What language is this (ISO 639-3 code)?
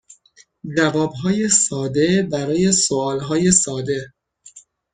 fas